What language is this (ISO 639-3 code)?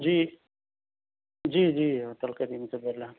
urd